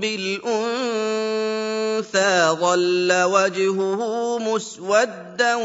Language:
Arabic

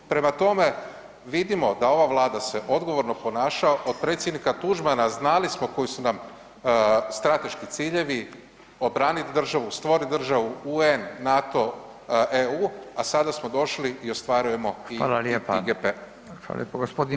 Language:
Croatian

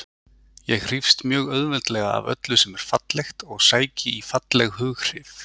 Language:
Icelandic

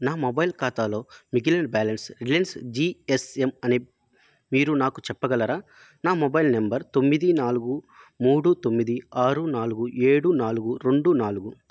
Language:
Telugu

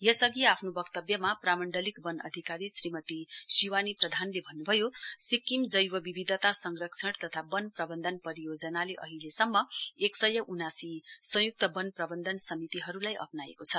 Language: Nepali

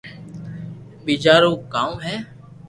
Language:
Loarki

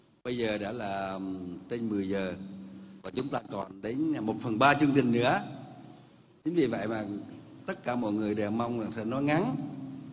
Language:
Vietnamese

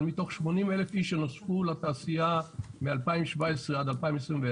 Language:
Hebrew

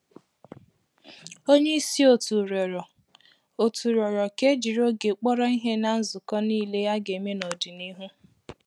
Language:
Igbo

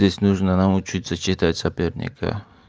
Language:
Russian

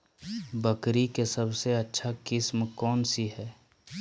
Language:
Magahi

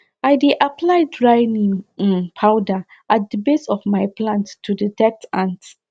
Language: Nigerian Pidgin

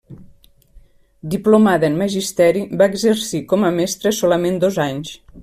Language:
Catalan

